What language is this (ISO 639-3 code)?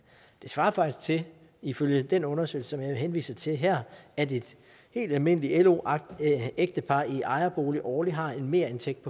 dan